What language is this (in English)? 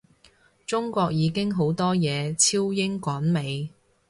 Cantonese